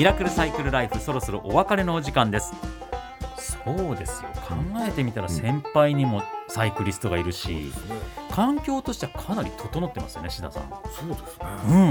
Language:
Japanese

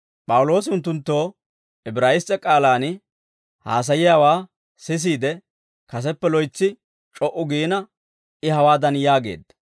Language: Dawro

